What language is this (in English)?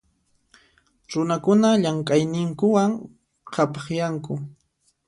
Puno Quechua